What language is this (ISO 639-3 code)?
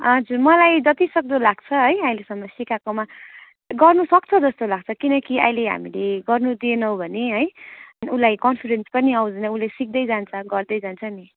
nep